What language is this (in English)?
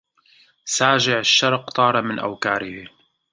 Arabic